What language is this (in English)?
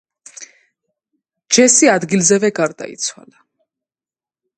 Georgian